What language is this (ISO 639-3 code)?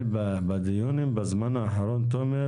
heb